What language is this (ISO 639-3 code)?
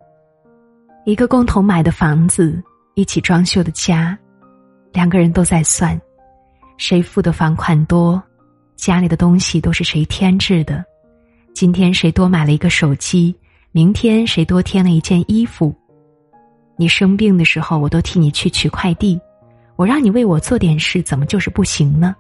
zho